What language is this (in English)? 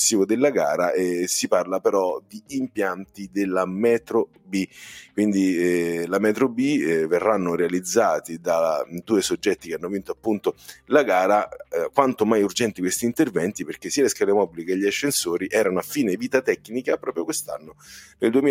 Italian